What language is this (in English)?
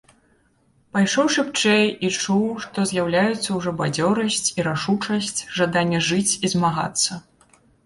Belarusian